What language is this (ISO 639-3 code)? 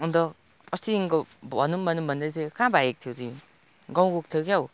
nep